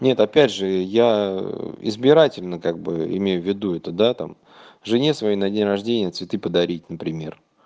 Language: Russian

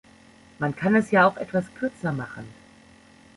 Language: German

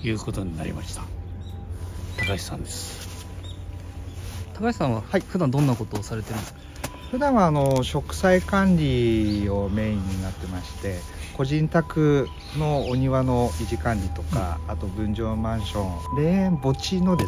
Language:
Japanese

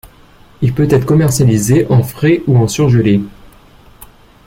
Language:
French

